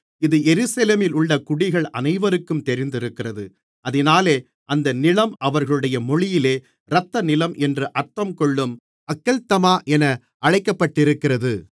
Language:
Tamil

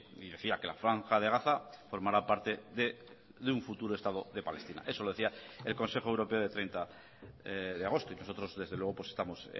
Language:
Spanish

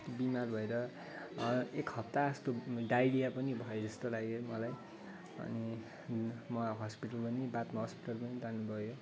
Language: Nepali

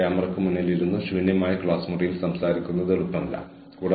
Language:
Malayalam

